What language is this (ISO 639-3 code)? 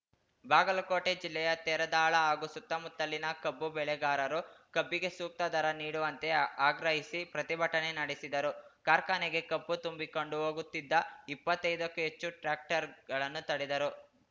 kan